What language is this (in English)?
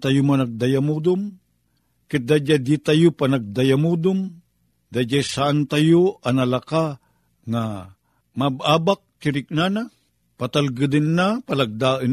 Filipino